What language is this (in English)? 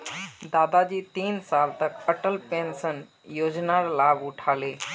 Magahi